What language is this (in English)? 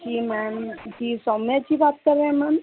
Hindi